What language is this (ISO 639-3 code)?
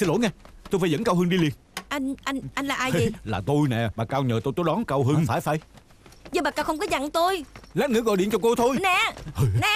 vie